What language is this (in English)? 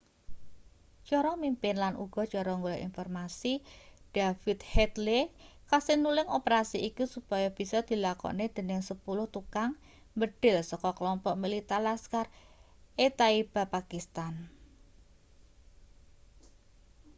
Javanese